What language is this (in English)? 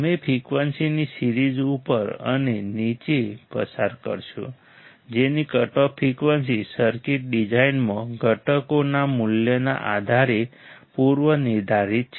Gujarati